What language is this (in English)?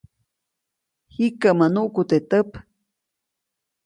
Copainalá Zoque